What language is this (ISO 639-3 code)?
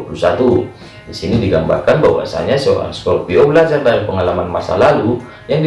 ind